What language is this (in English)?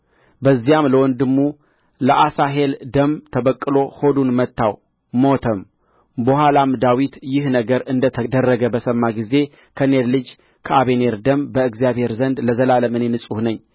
Amharic